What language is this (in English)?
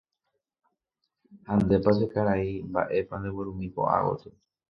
Guarani